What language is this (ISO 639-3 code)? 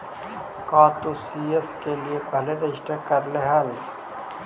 mag